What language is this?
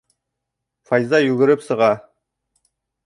Bashkir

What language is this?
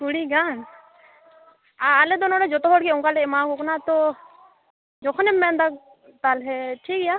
Santali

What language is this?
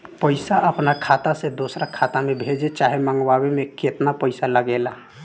Bhojpuri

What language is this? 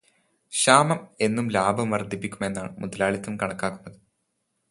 Malayalam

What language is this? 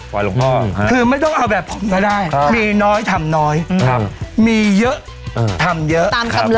Thai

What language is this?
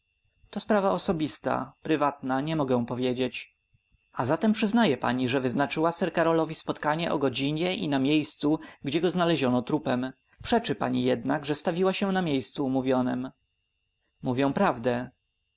Polish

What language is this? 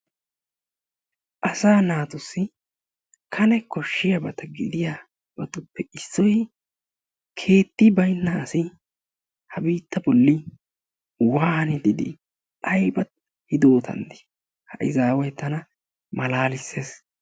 Wolaytta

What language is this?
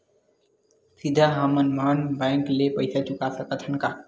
Chhattisgarhi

